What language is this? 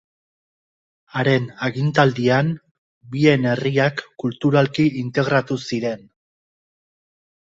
Basque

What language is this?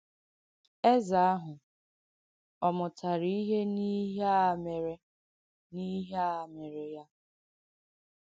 Igbo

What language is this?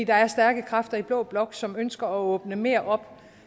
Danish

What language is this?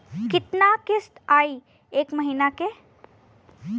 Bhojpuri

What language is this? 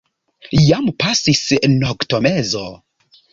Esperanto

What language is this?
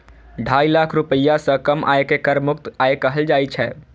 Maithili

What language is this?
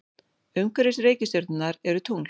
Icelandic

